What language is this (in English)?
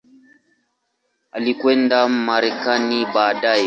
Swahili